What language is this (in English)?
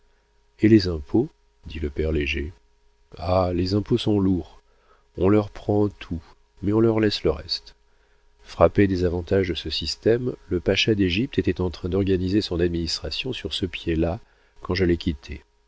French